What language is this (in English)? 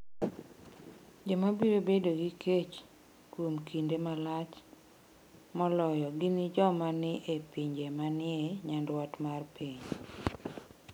Luo (Kenya and Tanzania)